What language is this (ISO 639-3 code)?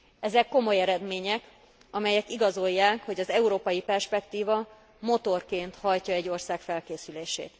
hun